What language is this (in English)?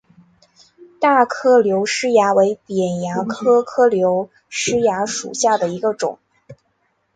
Chinese